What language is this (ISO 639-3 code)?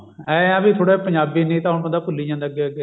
pan